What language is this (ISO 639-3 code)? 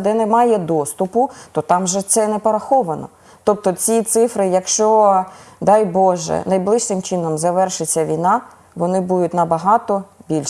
ukr